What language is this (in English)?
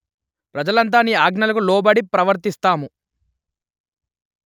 Telugu